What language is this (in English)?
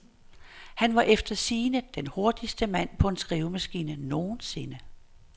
Danish